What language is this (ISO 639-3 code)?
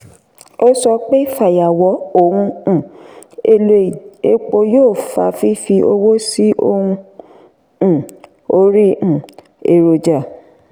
yor